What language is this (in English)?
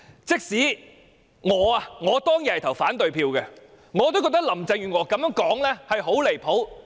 Cantonese